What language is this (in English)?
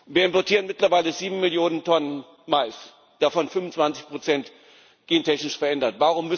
German